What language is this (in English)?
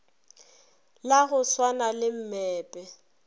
Northern Sotho